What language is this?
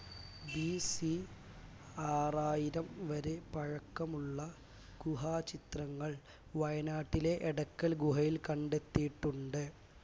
Malayalam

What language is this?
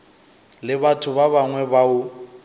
Northern Sotho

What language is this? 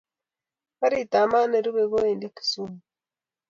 Kalenjin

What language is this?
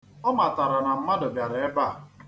Igbo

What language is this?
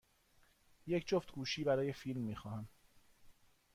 Persian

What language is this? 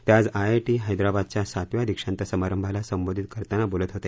Marathi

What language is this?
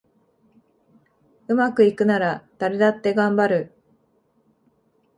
Japanese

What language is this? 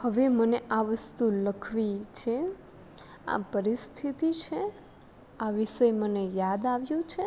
Gujarati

